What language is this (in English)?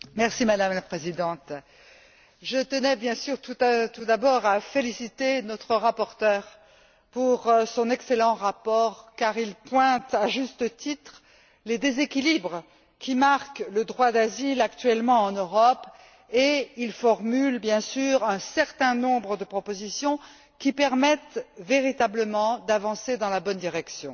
French